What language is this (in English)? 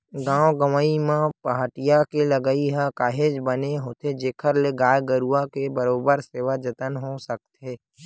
Chhattisgarhi